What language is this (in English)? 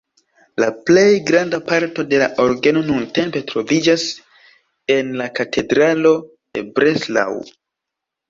Esperanto